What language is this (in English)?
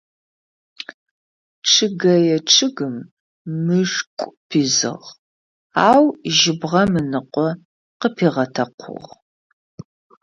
Adyghe